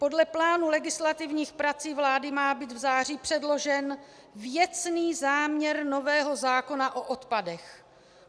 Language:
Czech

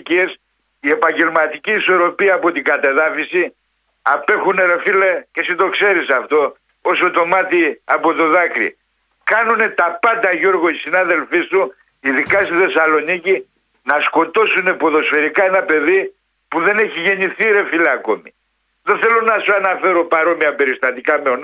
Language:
Greek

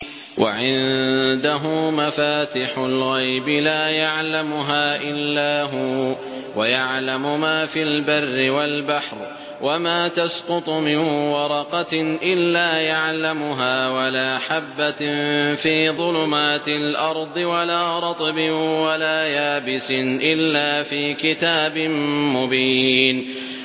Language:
Arabic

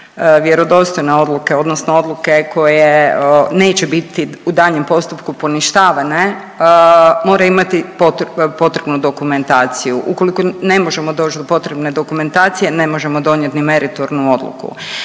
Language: Croatian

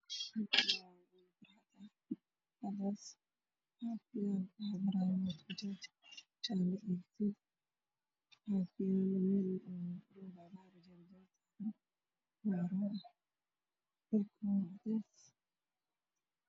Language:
Somali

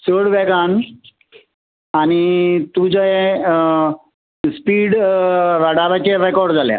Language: Konkani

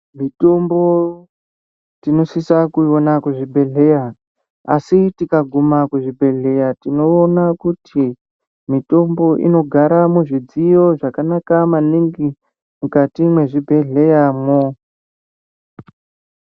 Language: Ndau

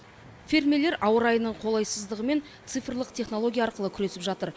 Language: Kazakh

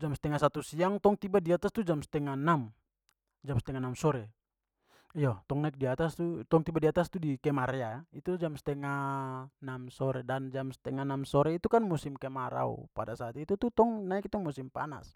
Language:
Papuan Malay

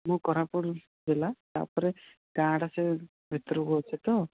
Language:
Odia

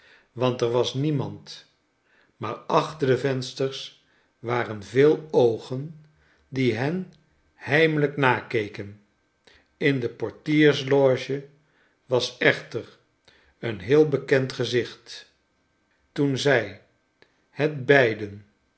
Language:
Dutch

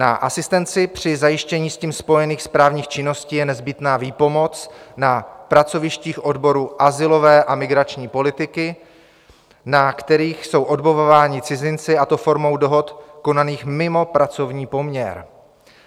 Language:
Czech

